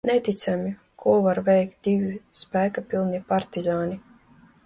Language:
Latvian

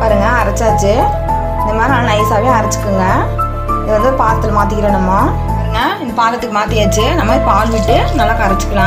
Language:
Indonesian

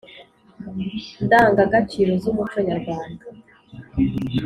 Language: Kinyarwanda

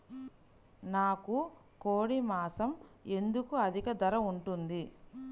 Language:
Telugu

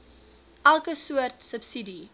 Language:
Afrikaans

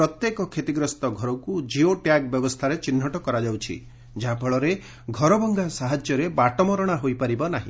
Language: Odia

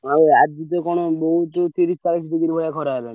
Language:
Odia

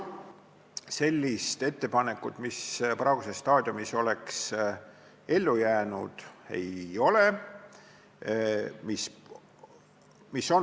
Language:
Estonian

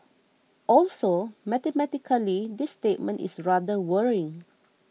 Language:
English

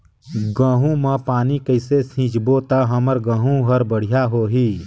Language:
Chhattisgarhi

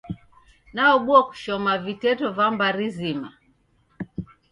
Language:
Taita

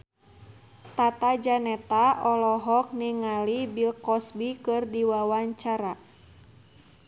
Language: Sundanese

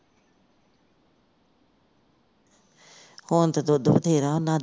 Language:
Punjabi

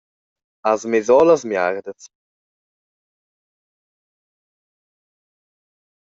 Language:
Romansh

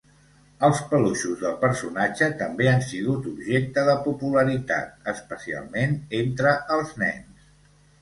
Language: Catalan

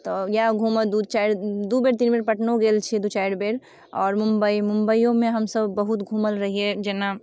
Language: Maithili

